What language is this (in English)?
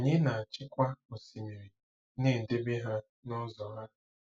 Igbo